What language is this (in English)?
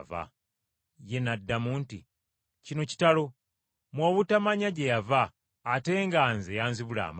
Ganda